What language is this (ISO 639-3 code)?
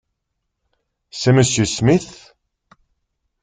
fra